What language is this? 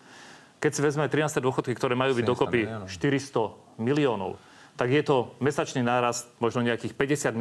Slovak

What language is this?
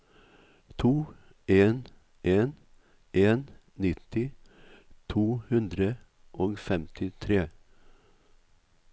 Norwegian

